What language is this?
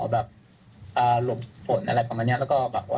Thai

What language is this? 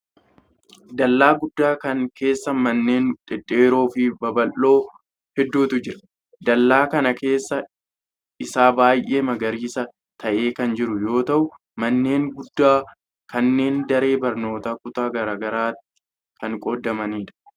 Oromo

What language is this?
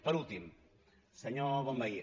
Catalan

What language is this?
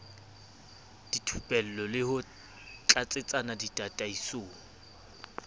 Southern Sotho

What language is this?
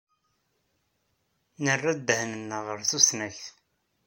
Kabyle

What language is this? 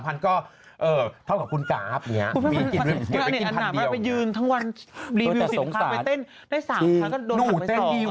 Thai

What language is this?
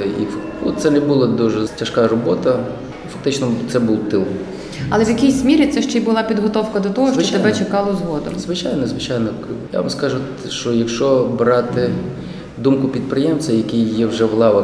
Ukrainian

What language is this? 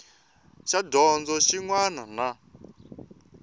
Tsonga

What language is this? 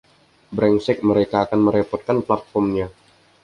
Indonesian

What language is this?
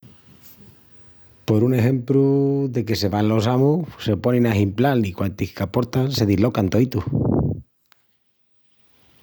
Extremaduran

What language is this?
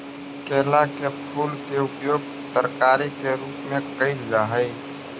Magahi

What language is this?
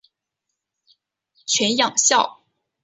Chinese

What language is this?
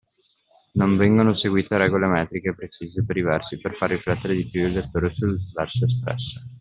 Italian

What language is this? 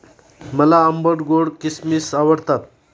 Marathi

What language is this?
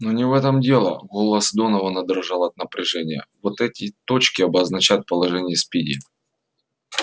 Russian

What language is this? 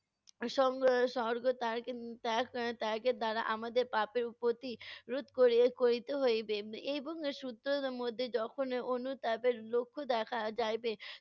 Bangla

